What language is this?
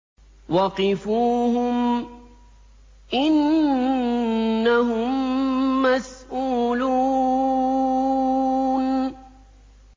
Arabic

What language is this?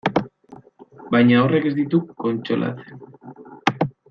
Basque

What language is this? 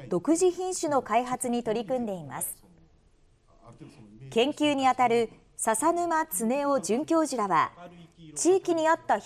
Japanese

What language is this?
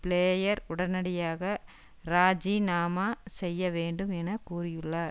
Tamil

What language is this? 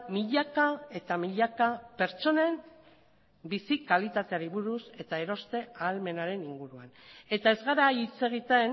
Basque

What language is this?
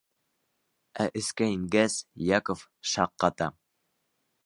Bashkir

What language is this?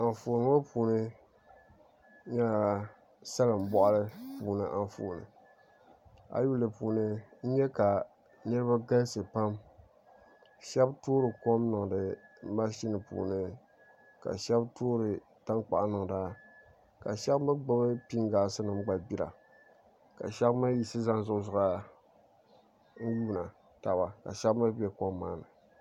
Dagbani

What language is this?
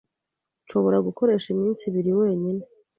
Kinyarwanda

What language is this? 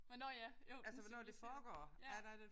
Danish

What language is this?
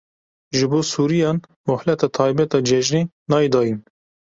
Kurdish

